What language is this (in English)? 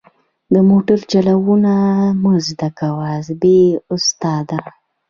Pashto